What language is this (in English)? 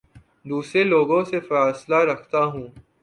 Urdu